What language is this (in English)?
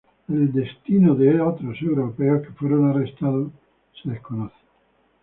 Spanish